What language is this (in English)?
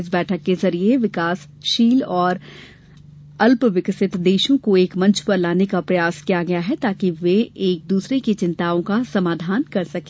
Hindi